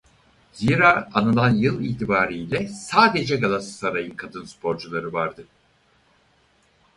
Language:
Turkish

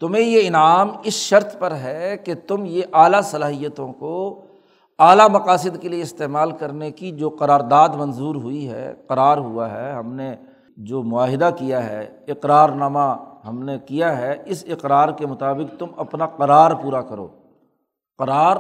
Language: Urdu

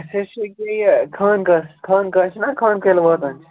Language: Kashmiri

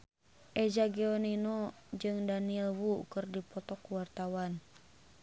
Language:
Sundanese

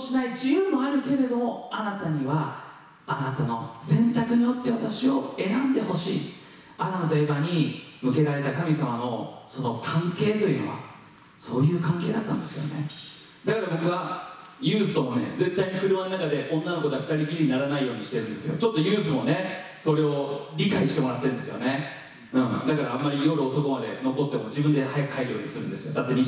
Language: Japanese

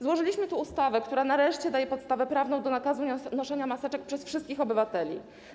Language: Polish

